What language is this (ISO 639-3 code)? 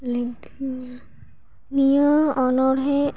sat